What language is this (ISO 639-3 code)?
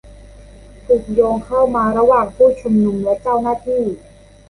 tha